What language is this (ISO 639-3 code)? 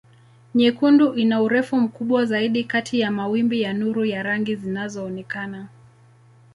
swa